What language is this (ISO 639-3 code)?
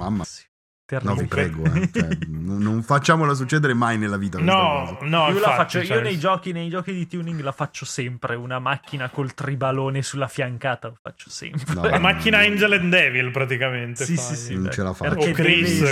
ita